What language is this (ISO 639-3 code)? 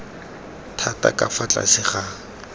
tsn